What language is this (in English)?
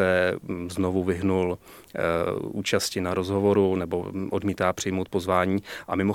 Czech